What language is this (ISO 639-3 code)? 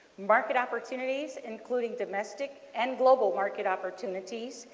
eng